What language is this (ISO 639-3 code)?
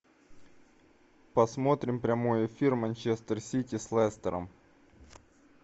rus